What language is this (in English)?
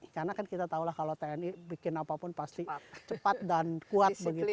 Indonesian